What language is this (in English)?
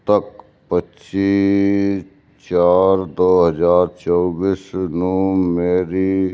Punjabi